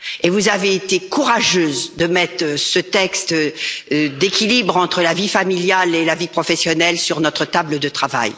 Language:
French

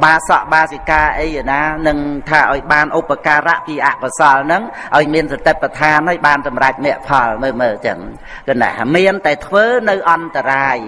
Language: Vietnamese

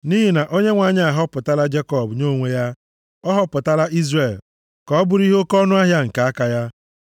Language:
Igbo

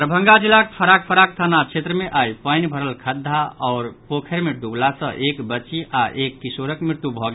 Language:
Maithili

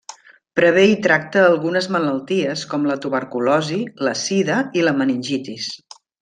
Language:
Catalan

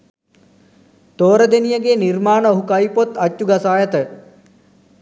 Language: Sinhala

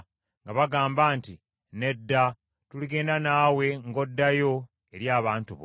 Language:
Ganda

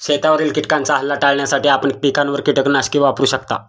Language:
Marathi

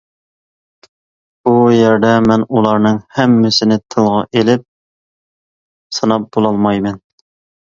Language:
Uyghur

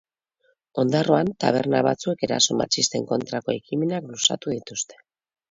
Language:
Basque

